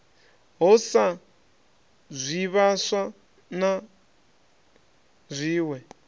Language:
Venda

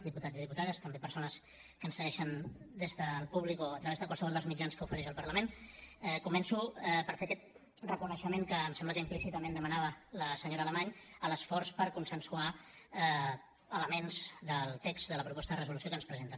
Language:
Catalan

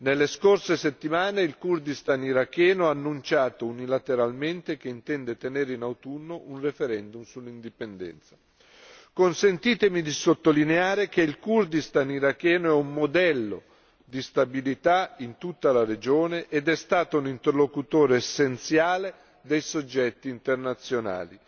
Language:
Italian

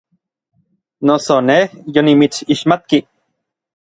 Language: Orizaba Nahuatl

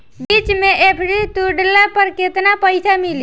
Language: Bhojpuri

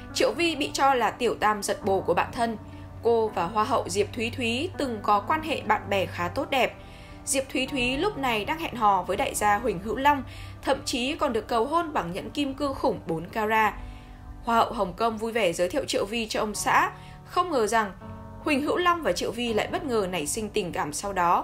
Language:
Vietnamese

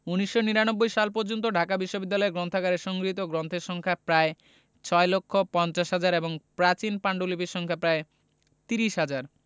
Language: Bangla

